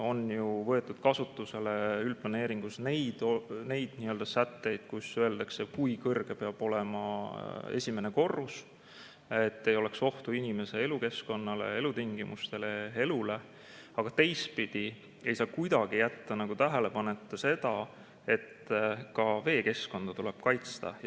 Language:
Estonian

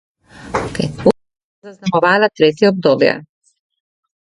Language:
Slovenian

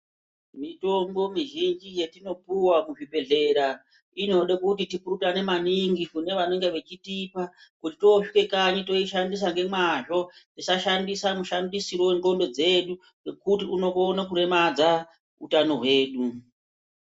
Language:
Ndau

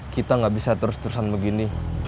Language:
Indonesian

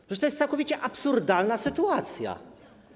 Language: Polish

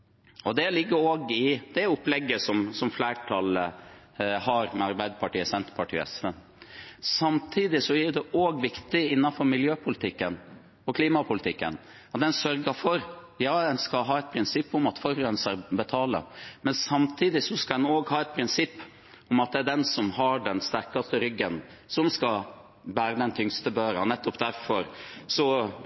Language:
Norwegian Bokmål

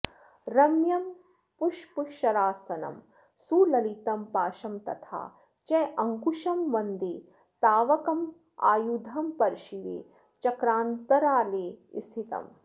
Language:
Sanskrit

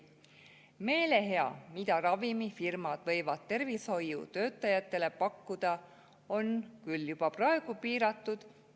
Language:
Estonian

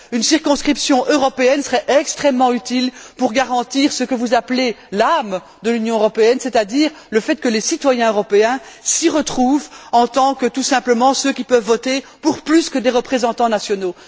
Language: French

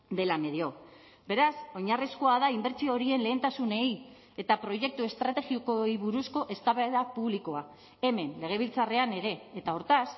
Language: Basque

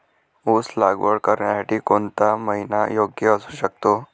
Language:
Marathi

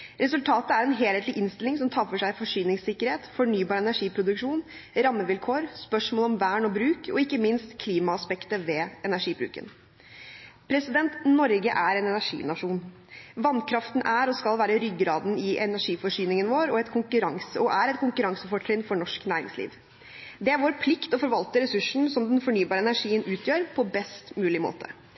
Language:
Norwegian Bokmål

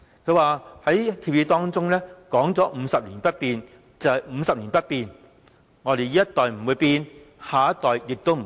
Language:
Cantonese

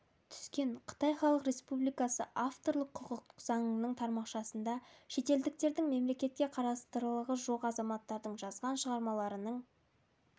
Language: Kazakh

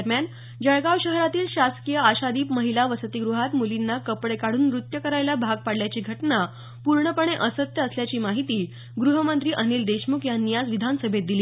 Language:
Marathi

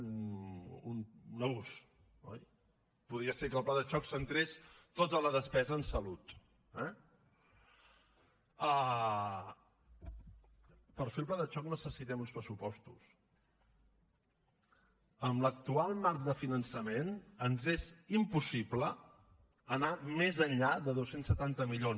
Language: Catalan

